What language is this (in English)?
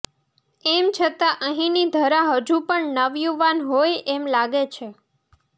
Gujarati